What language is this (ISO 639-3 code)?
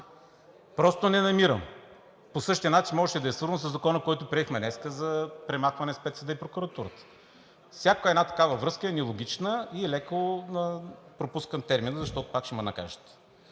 bul